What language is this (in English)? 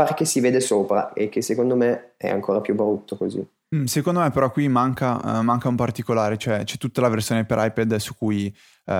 Italian